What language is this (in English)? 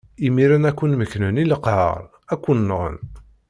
Kabyle